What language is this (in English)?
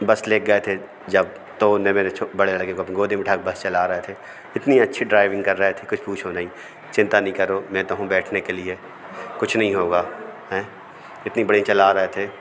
Hindi